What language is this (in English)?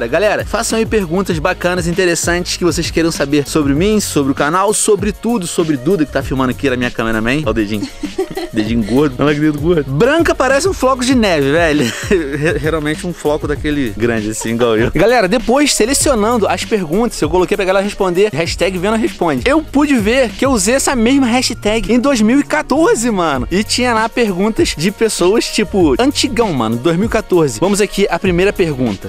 Portuguese